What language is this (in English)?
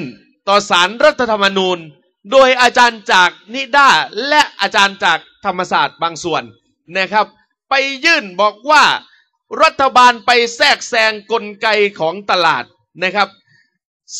Thai